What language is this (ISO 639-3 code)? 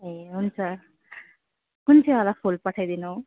nep